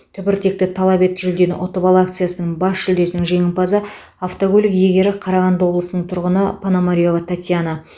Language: Kazakh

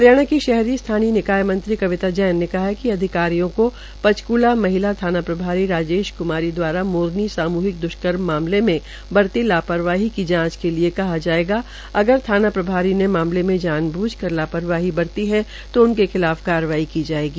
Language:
Hindi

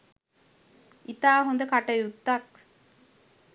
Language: Sinhala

